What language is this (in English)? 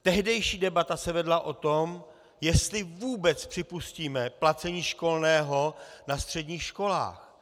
Czech